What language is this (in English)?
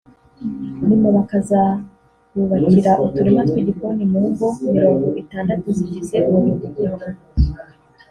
Kinyarwanda